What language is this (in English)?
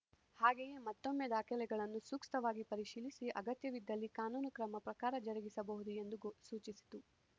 Kannada